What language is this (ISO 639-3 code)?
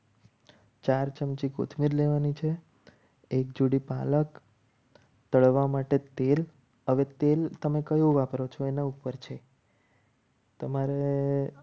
guj